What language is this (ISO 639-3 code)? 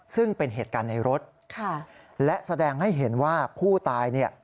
tha